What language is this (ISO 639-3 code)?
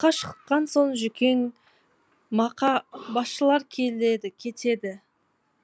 kaz